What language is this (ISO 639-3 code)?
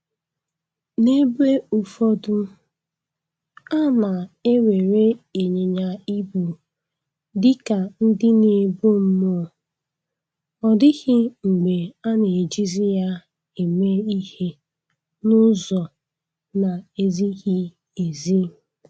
ibo